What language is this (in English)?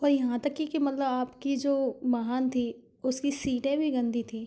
Hindi